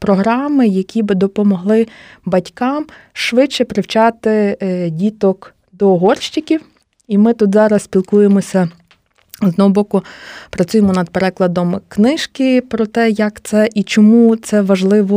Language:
Ukrainian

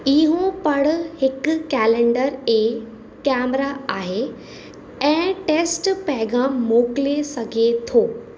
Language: Sindhi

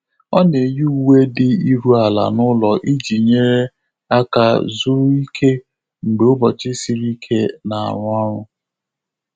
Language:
Igbo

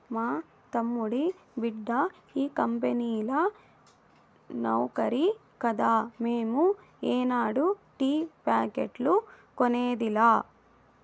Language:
Telugu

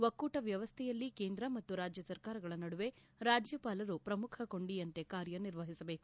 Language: Kannada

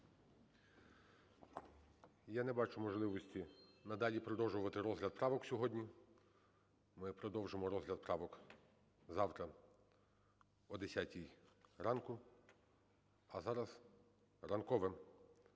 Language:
Ukrainian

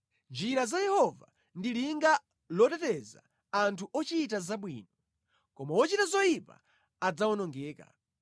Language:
Nyanja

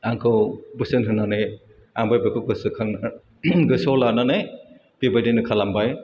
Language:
Bodo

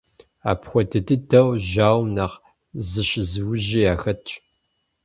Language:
Kabardian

